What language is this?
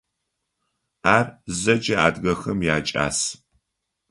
Adyghe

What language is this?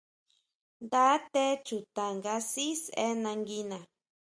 Huautla Mazatec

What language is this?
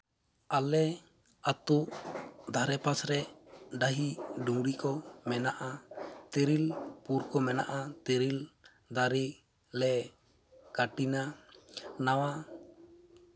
Santali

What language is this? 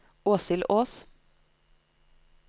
Norwegian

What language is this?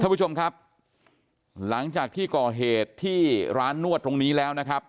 Thai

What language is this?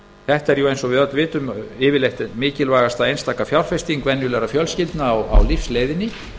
Icelandic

